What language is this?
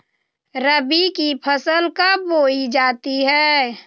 Magahi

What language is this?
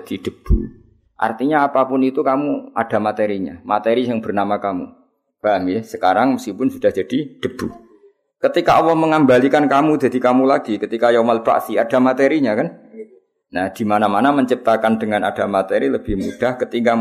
Malay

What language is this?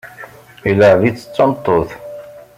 Kabyle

